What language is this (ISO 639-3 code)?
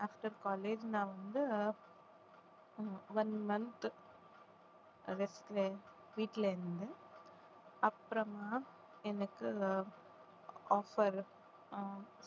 tam